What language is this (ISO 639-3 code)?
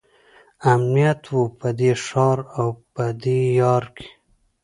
pus